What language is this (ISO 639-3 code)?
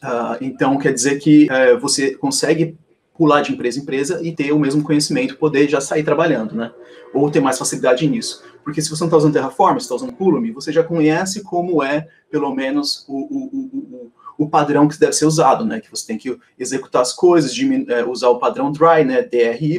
por